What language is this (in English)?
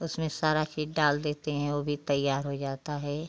Hindi